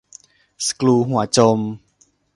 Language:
Thai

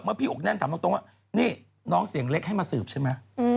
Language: Thai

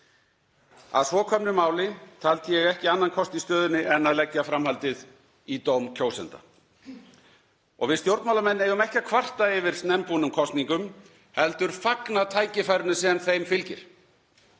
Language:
Icelandic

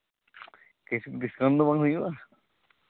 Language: Santali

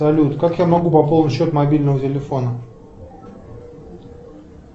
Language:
Russian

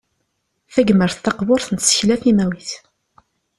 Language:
Kabyle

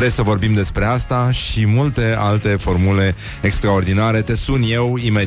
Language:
Romanian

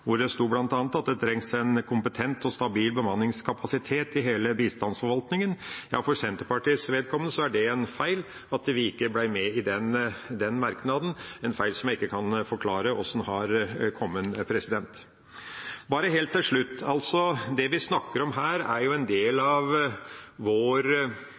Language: Norwegian Bokmål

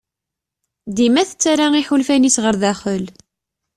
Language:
Kabyle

